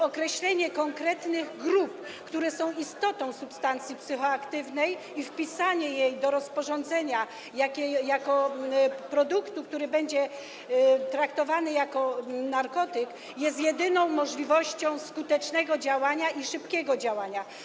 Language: Polish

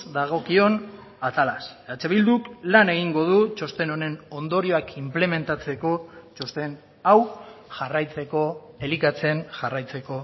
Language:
Basque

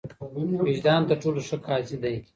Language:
Pashto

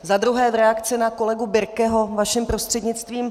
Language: Czech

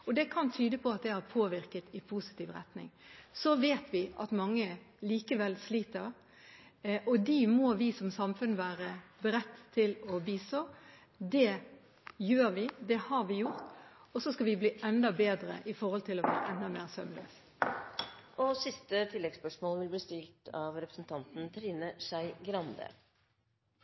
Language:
Norwegian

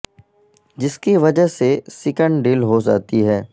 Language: Urdu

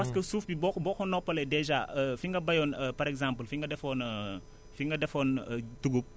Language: Wolof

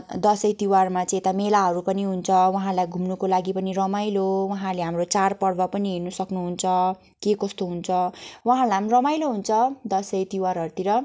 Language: Nepali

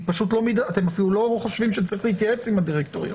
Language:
Hebrew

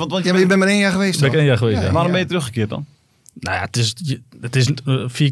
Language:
Dutch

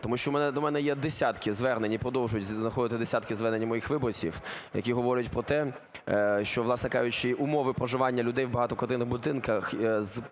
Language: Ukrainian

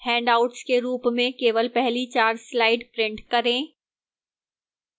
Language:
Hindi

